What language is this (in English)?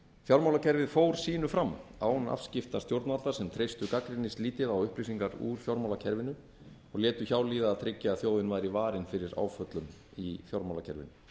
Icelandic